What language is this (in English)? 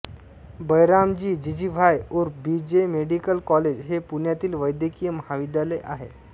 Marathi